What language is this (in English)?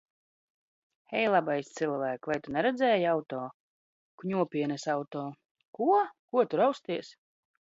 Latvian